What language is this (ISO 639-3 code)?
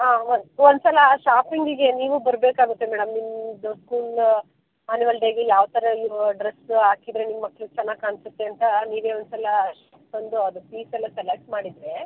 kan